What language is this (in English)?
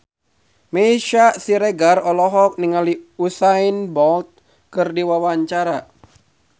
Sundanese